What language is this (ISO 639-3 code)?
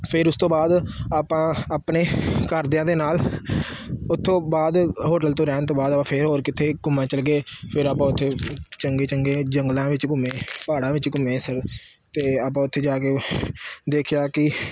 pan